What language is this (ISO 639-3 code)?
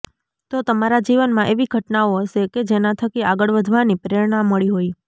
guj